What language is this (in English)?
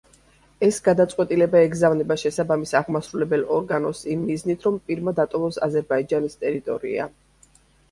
Georgian